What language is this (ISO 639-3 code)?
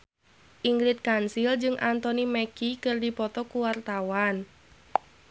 sun